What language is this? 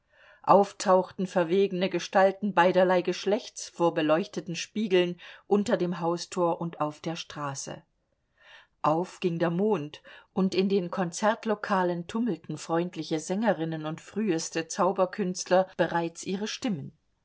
German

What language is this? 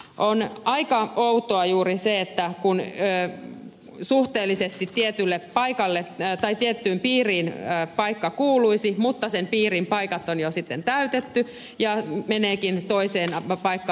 Finnish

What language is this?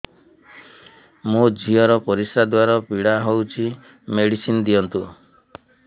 Odia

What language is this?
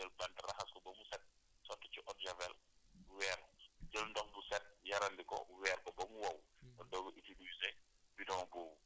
Wolof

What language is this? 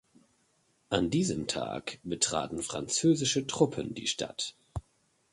German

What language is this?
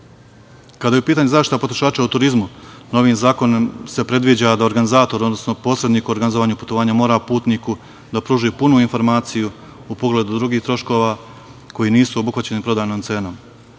Serbian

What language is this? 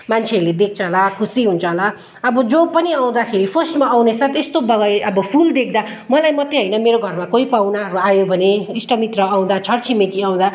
Nepali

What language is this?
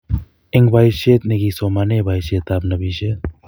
Kalenjin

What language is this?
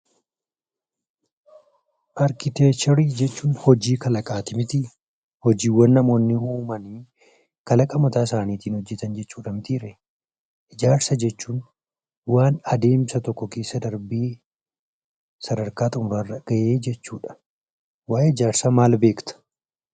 Oromo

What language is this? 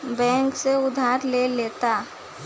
Bhojpuri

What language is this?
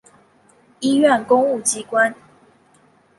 Chinese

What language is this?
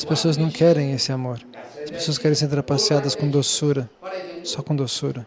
Portuguese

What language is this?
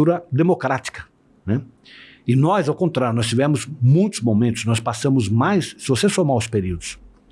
Portuguese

